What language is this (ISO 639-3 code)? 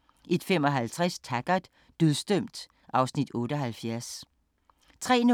dan